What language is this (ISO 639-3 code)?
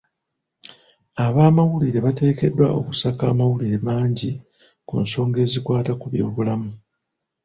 lug